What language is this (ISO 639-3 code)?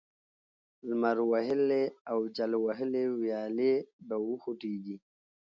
pus